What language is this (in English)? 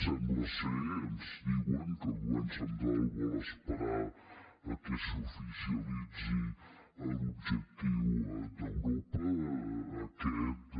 Catalan